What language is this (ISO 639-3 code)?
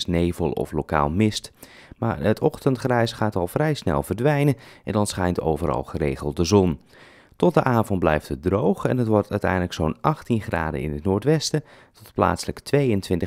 nld